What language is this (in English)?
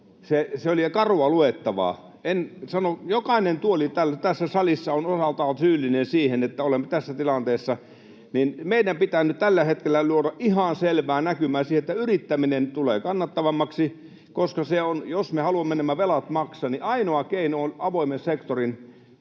Finnish